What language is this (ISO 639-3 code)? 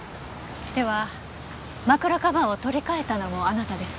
jpn